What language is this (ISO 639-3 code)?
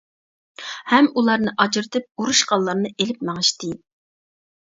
uig